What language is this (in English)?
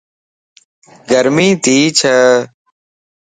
Lasi